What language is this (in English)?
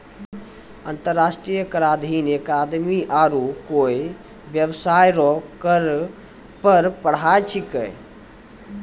Maithili